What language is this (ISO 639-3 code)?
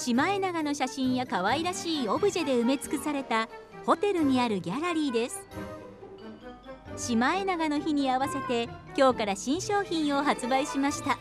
jpn